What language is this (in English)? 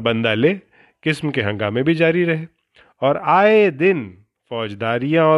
Urdu